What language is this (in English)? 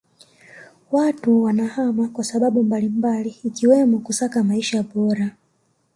Swahili